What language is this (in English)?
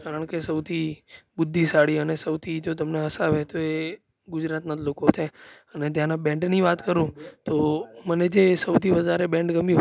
Gujarati